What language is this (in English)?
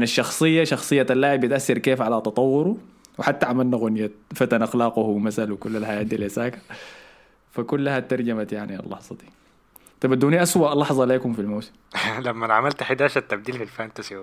Arabic